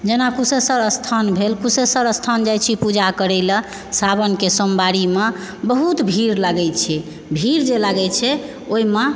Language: Maithili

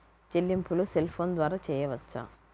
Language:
Telugu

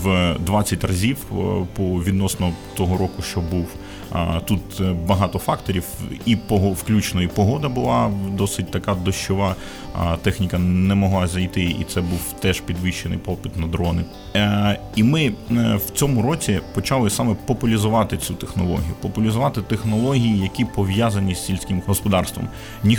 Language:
Ukrainian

